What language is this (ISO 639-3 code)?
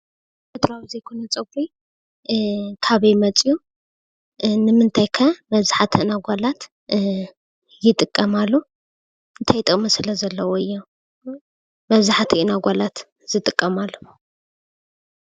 tir